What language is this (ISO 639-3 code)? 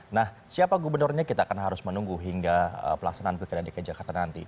ind